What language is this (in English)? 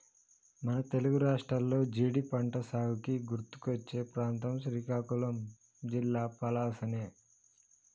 Telugu